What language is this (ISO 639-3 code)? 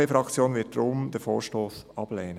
gsw